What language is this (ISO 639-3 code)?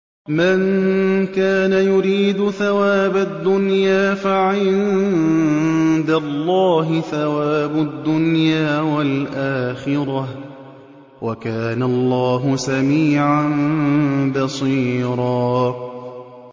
ara